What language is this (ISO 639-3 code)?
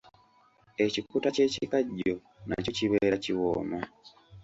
lug